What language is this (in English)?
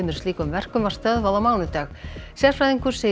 Icelandic